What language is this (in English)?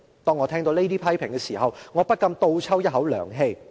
Cantonese